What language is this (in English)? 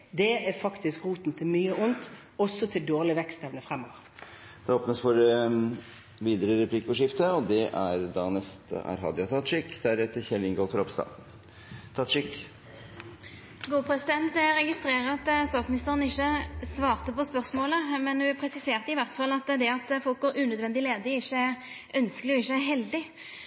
Norwegian